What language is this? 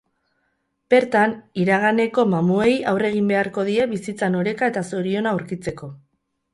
Basque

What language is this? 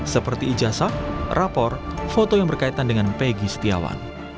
Indonesian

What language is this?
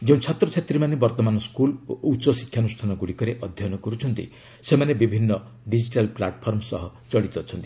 Odia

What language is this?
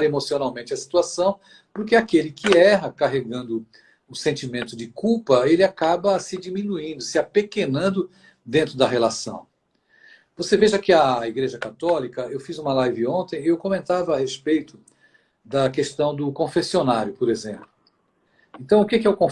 Portuguese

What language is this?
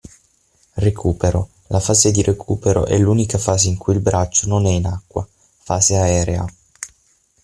Italian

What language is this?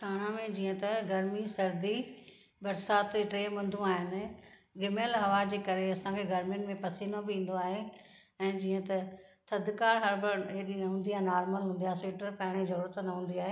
Sindhi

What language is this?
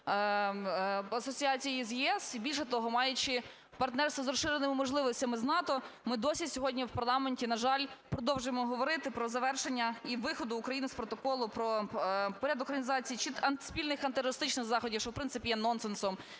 Ukrainian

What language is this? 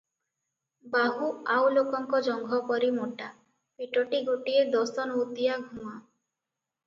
Odia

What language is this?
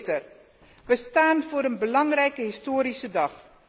Dutch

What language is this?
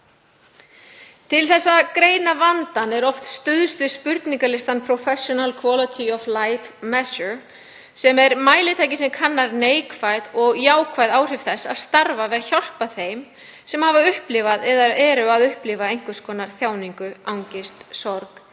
Icelandic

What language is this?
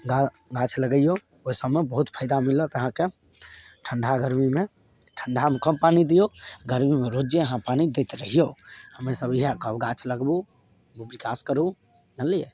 Maithili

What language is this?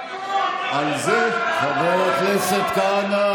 Hebrew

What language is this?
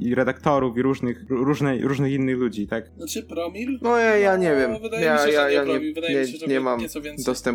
Polish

